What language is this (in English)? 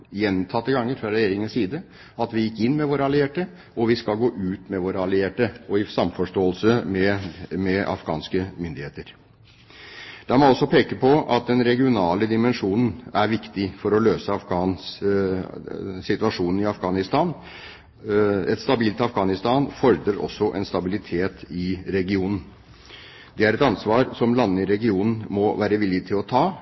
Norwegian Bokmål